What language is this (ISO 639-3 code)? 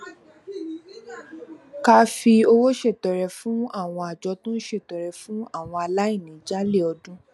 yor